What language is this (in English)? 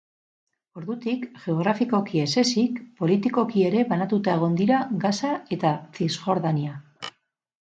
Basque